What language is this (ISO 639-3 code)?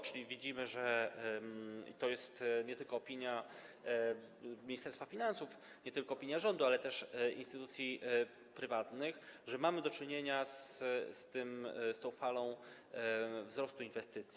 pol